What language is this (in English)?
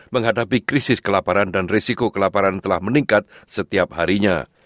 Indonesian